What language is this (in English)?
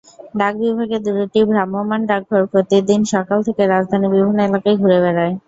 Bangla